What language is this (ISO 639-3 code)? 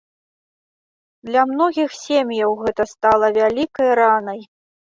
bel